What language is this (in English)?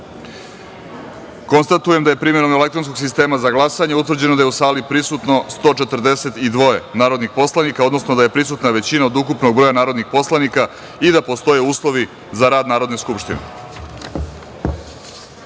Serbian